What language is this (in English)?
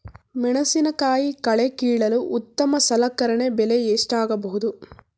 Kannada